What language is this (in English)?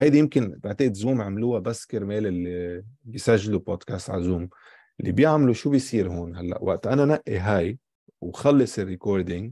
Arabic